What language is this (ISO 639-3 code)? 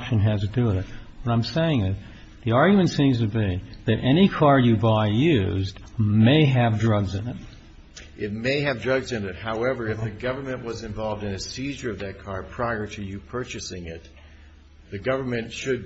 eng